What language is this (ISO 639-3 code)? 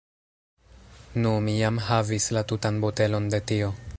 epo